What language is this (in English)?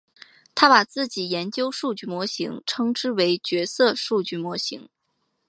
Chinese